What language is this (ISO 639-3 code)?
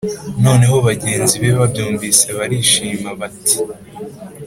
kin